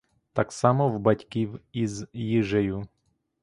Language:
Ukrainian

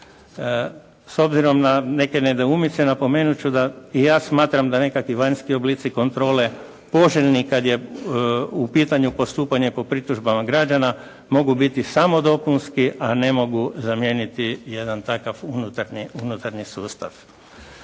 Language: Croatian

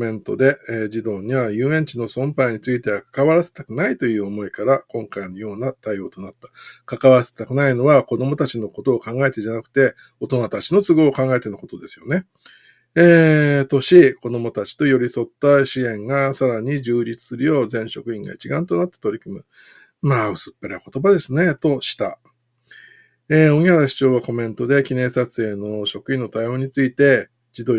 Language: Japanese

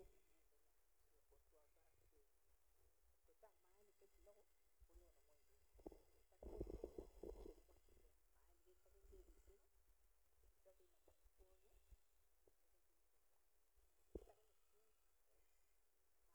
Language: Kalenjin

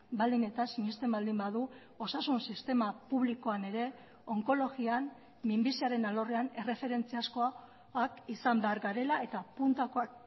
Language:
Basque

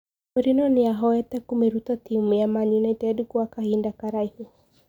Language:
Kikuyu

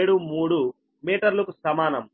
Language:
Telugu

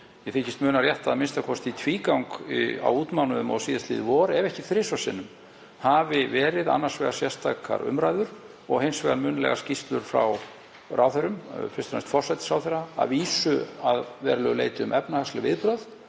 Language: Icelandic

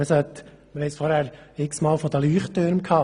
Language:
Swiss German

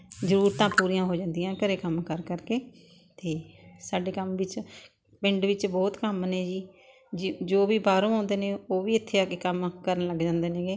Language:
Punjabi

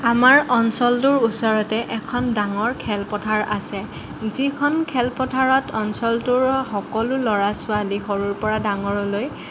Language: Assamese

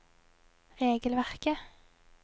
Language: Norwegian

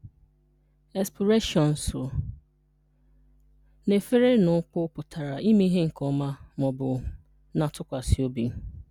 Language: Igbo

